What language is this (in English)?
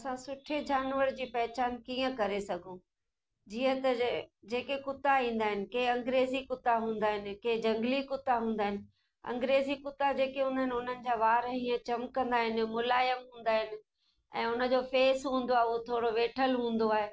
Sindhi